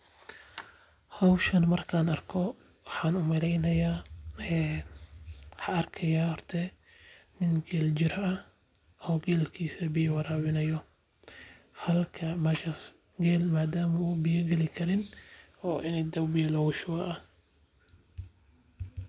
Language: Somali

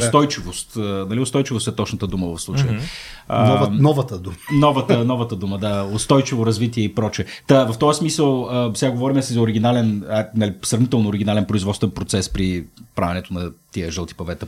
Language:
Bulgarian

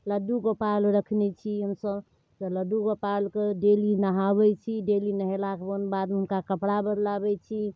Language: Maithili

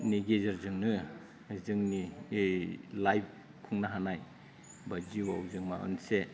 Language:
Bodo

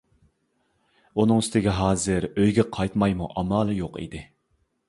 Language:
Uyghur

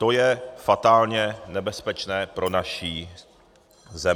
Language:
Czech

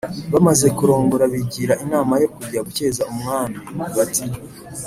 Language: Kinyarwanda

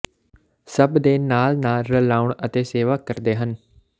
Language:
Punjabi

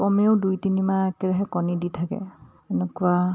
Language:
Assamese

